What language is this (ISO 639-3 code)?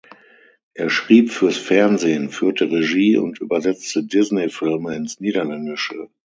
deu